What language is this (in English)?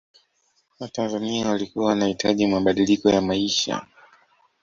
Swahili